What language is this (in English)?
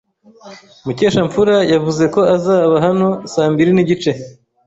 Kinyarwanda